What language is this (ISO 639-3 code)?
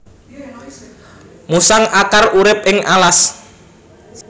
jav